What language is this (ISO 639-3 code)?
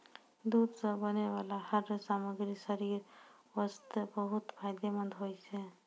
mai